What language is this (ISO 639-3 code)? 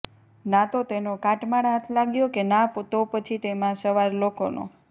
guj